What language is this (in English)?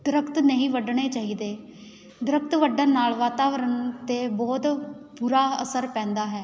Punjabi